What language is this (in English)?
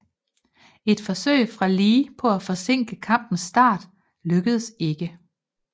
Danish